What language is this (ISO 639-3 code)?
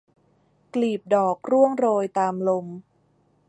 tha